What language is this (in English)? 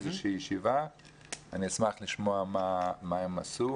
Hebrew